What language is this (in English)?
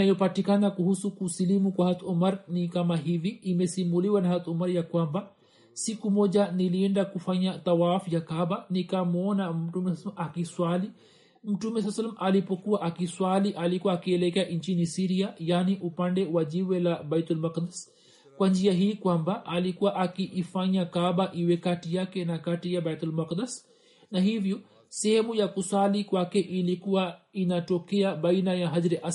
Swahili